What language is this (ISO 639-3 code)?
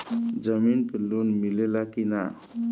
bho